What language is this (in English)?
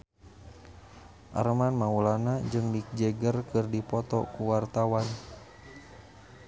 Sundanese